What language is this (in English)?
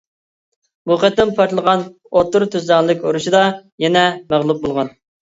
Uyghur